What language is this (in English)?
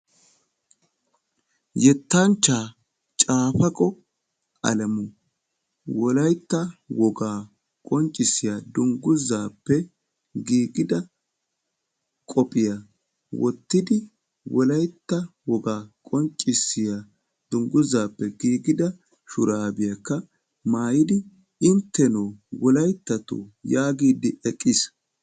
Wolaytta